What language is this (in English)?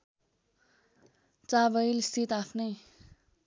Nepali